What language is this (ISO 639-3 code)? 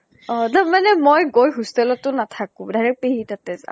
asm